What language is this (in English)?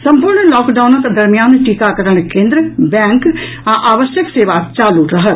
Maithili